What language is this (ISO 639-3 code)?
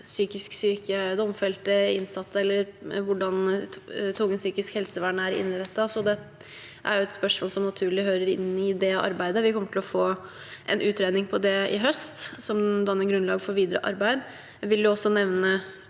nor